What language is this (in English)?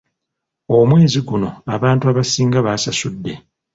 Ganda